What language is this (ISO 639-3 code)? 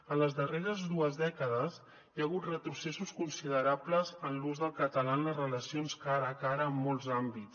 cat